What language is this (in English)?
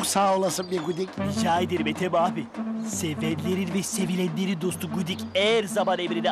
Turkish